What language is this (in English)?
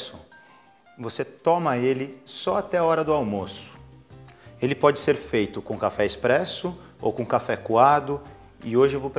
Portuguese